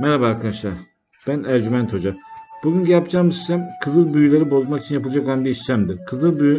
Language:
Turkish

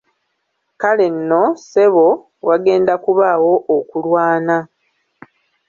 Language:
Ganda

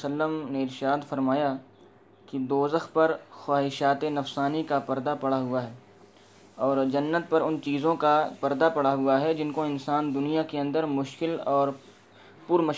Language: Urdu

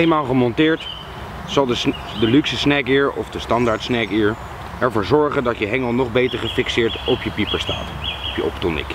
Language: Dutch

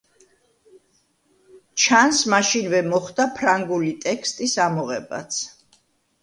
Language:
Georgian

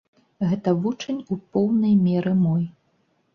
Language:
Belarusian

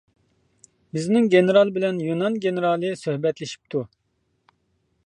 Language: Uyghur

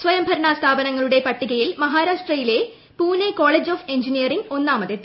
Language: Malayalam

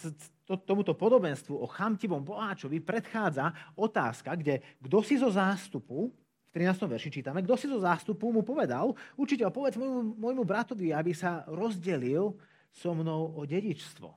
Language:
Slovak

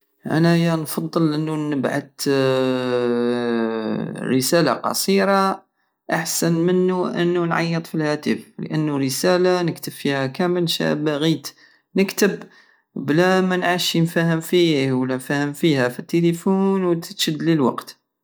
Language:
Algerian Saharan Arabic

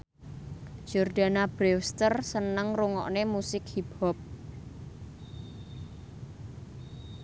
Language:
Javanese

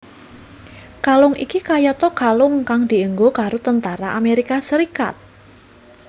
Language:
Javanese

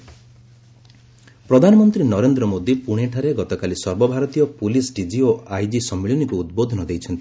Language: Odia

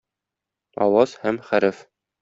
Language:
Tatar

